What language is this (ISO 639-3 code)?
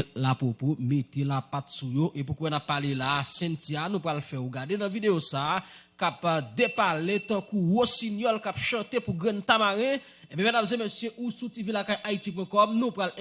fra